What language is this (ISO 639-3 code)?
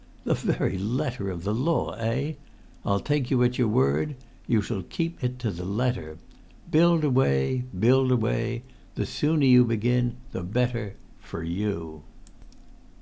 eng